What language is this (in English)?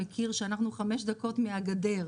Hebrew